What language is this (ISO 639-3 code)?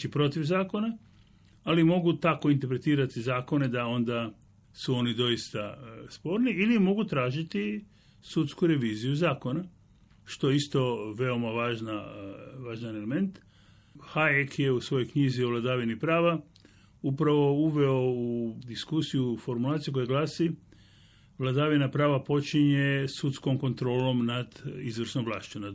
hrv